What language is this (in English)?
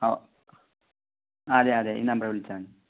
Malayalam